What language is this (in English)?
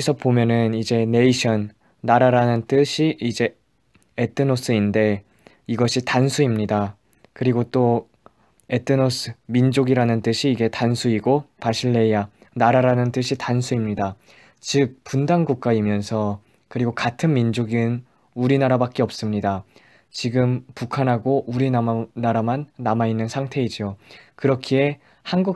Korean